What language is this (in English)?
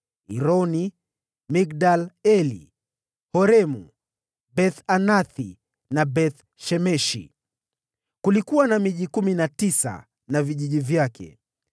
Swahili